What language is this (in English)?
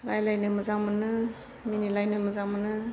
Bodo